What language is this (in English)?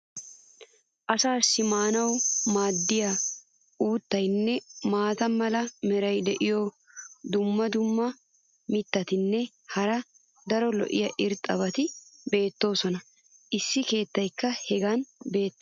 Wolaytta